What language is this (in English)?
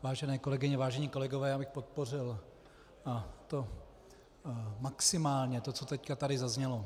Czech